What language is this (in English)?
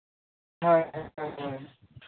Santali